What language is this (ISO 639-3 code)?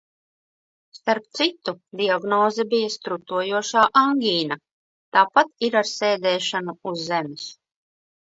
lav